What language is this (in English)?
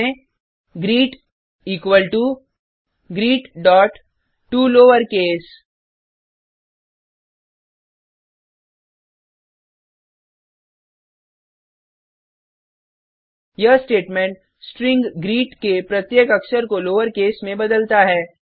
Hindi